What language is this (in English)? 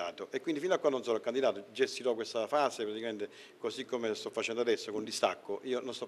Italian